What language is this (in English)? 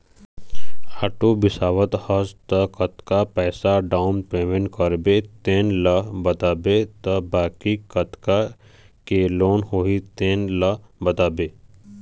Chhattisgarhi